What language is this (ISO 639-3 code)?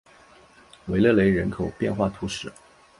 zho